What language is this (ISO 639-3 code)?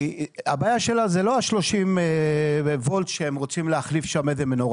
heb